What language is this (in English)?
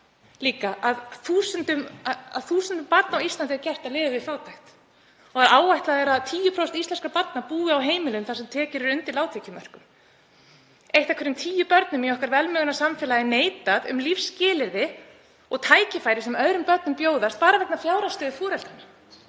Icelandic